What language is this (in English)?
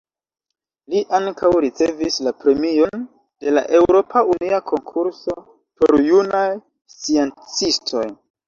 Esperanto